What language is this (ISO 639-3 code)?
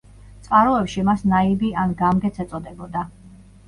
kat